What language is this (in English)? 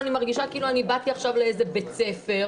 Hebrew